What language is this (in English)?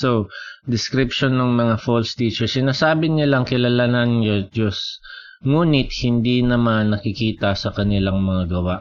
Filipino